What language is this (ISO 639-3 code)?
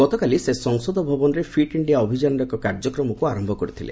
ori